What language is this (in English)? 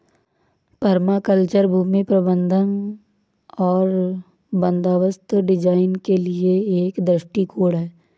Hindi